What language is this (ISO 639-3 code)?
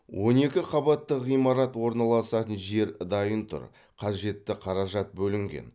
kaz